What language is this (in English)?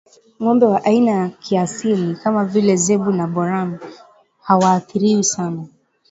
Swahili